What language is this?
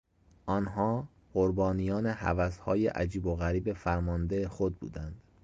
Persian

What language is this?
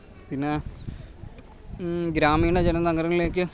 Malayalam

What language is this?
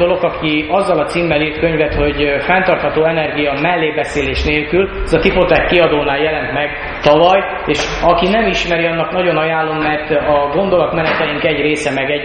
Hungarian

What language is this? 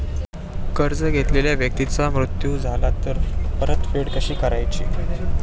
Marathi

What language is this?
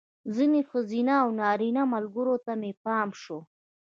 Pashto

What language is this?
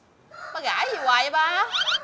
Vietnamese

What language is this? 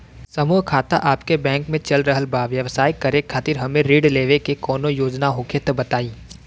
Bhojpuri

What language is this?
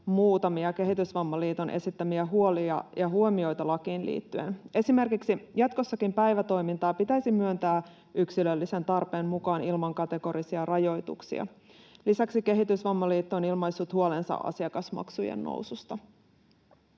Finnish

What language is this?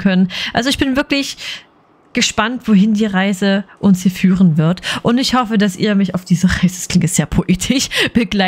German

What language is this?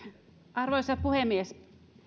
Finnish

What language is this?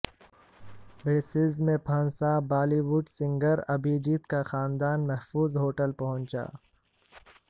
Urdu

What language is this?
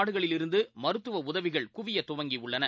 Tamil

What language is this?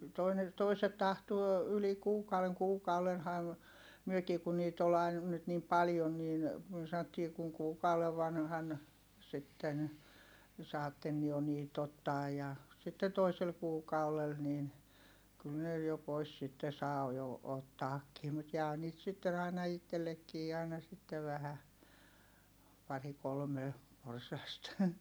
Finnish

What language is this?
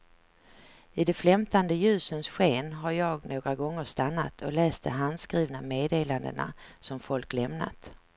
Swedish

